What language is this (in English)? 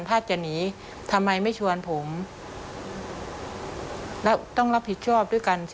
Thai